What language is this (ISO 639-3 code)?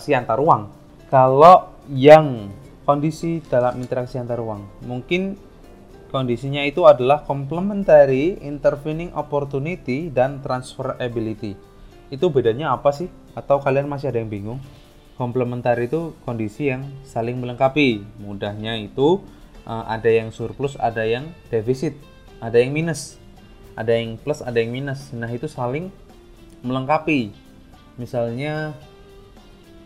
ind